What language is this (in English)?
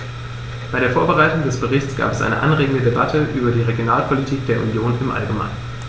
German